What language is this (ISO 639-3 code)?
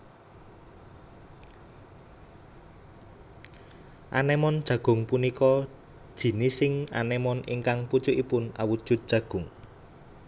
jav